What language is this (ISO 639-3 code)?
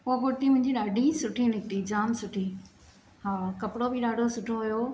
snd